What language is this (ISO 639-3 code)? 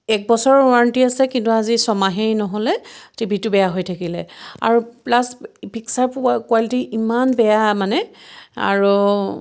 asm